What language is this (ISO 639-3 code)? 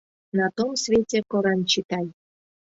chm